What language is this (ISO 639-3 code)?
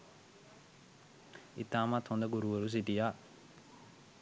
sin